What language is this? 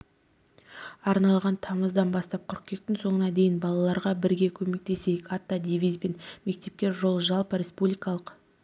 Kazakh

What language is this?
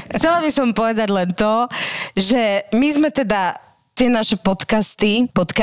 Slovak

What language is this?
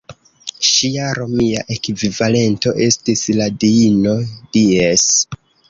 Esperanto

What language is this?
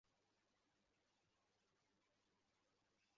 Chinese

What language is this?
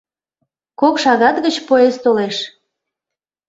Mari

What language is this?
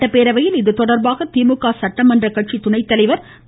Tamil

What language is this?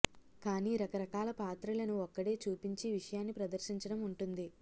Telugu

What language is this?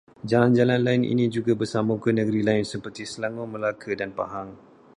Malay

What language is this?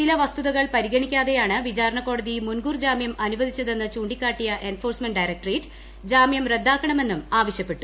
Malayalam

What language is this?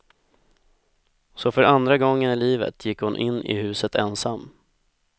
Swedish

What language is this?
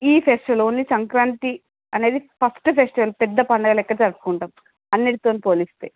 Telugu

